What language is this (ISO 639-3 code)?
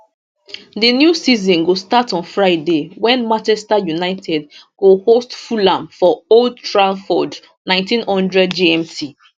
pcm